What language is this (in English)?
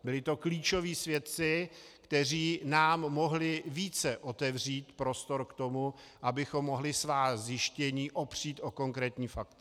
Czech